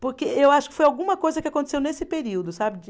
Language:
Portuguese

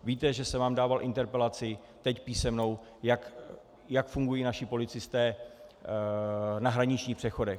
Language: Czech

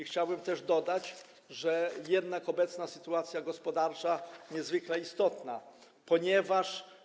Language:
Polish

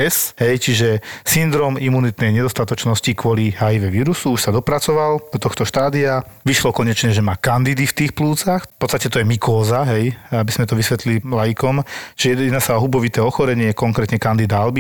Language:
Slovak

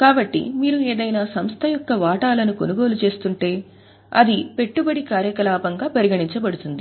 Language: Telugu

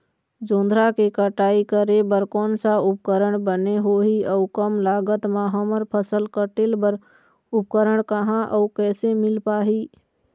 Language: Chhattisgarhi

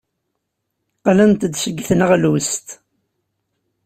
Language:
Kabyle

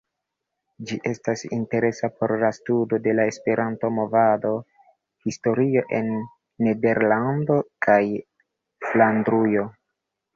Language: Esperanto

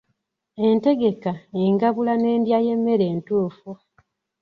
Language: Ganda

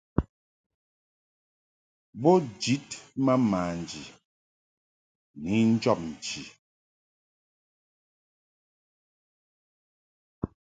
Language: Mungaka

